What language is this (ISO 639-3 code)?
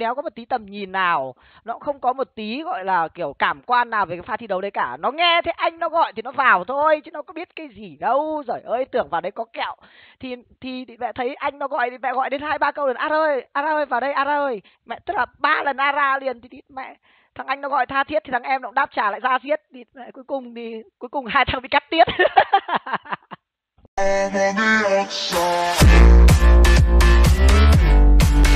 vie